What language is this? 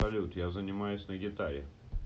Russian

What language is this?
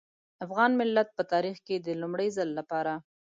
Pashto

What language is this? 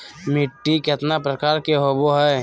Magahi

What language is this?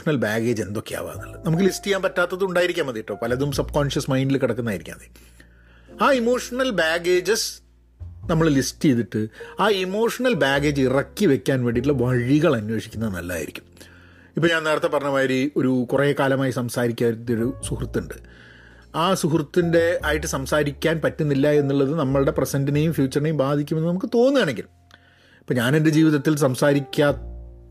Malayalam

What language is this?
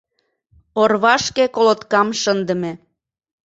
Mari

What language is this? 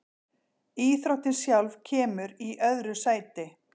Icelandic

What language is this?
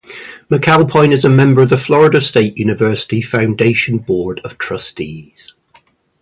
English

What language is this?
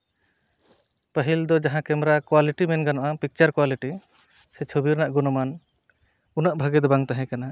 Santali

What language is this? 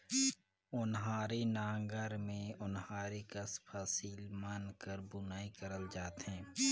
Chhattisgarhi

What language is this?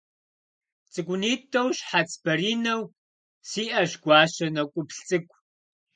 Kabardian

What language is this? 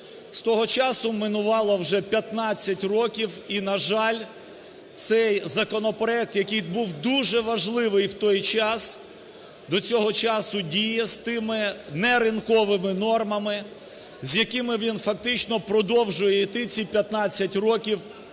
Ukrainian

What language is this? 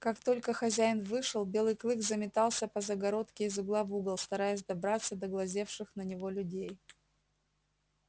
Russian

